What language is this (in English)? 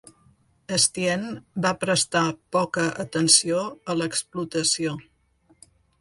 Catalan